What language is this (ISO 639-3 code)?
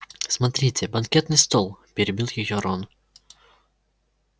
rus